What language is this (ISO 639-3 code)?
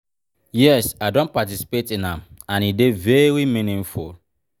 pcm